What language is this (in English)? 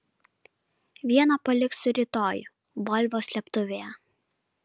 Lithuanian